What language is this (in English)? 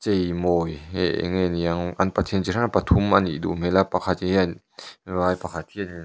Mizo